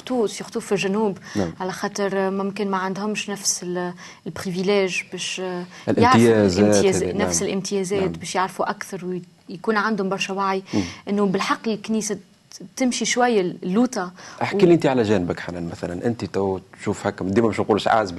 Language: Arabic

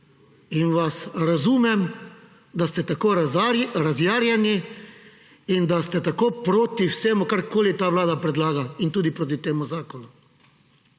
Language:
Slovenian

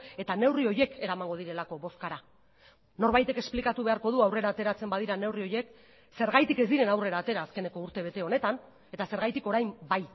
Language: Basque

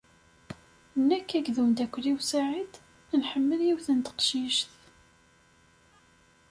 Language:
Kabyle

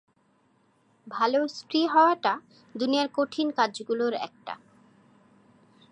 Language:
Bangla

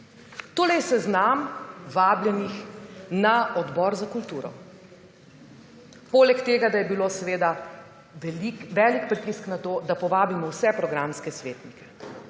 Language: Slovenian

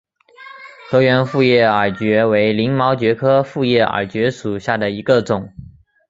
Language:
Chinese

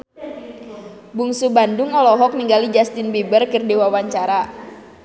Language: Sundanese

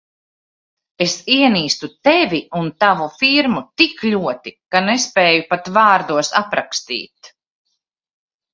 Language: Latvian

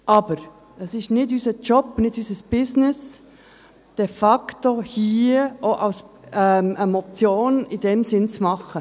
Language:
Swiss German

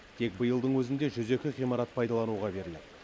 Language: Kazakh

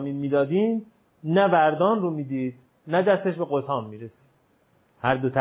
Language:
Persian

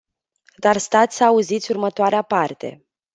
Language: Romanian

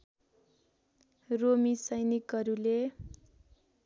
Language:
Nepali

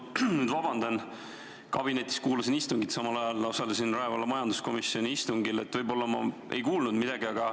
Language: Estonian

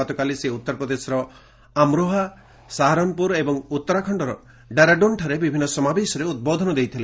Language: Odia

